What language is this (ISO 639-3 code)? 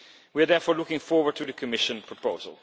eng